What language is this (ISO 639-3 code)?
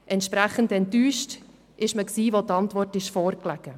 gsw